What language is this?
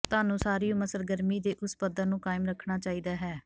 Punjabi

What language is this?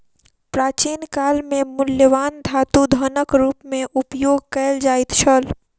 Maithili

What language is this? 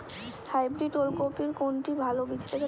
Bangla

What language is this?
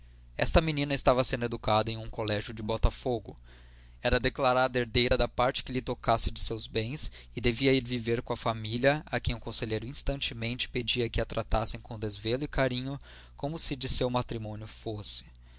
Portuguese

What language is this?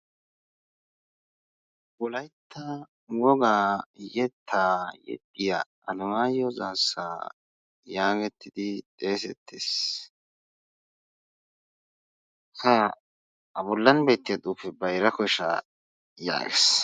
Wolaytta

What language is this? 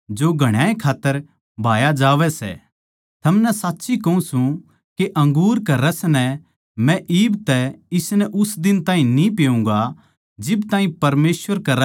Haryanvi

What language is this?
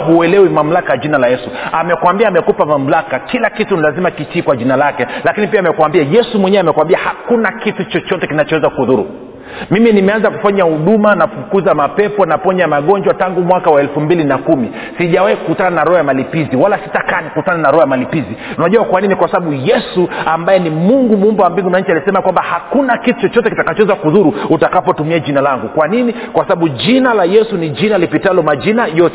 Swahili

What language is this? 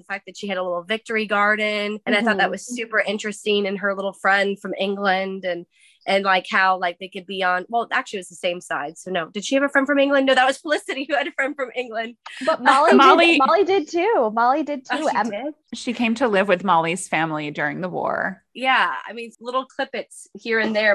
English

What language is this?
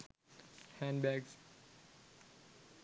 Sinhala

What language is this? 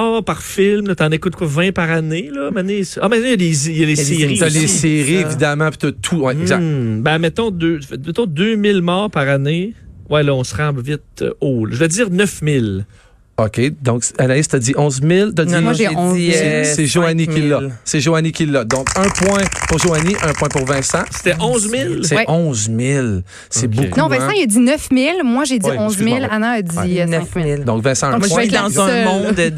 French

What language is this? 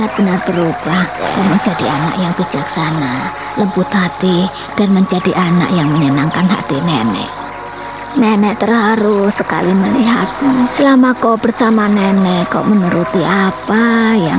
Indonesian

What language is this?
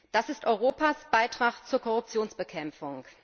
German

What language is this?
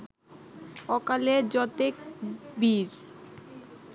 Bangla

